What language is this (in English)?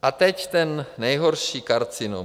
Czech